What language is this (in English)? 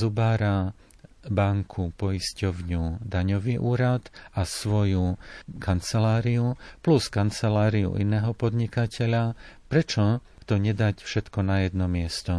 Slovak